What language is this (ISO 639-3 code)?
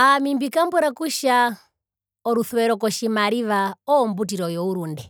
her